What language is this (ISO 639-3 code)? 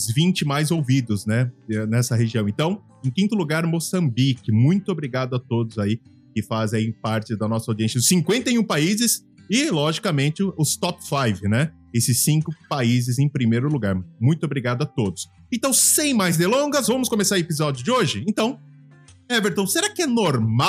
por